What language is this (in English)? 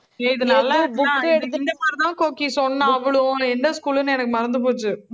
Tamil